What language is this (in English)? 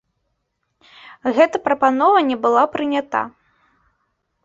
Belarusian